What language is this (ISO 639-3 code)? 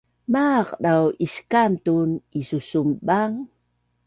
bnn